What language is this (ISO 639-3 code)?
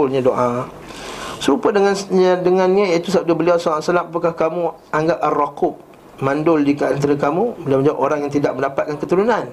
msa